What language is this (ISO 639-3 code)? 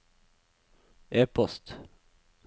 nor